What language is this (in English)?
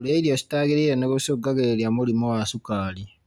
Kikuyu